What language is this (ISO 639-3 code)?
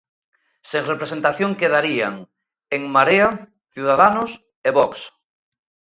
glg